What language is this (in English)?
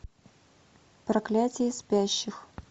Russian